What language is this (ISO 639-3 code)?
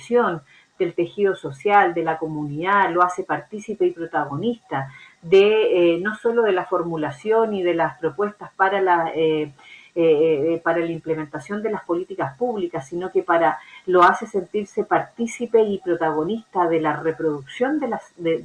spa